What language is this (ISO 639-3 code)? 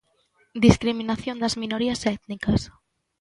glg